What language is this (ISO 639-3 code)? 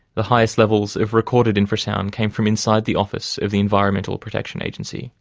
eng